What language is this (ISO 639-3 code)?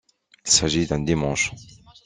fra